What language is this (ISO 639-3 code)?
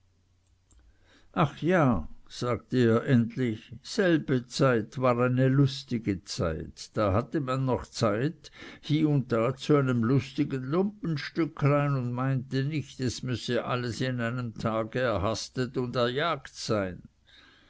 deu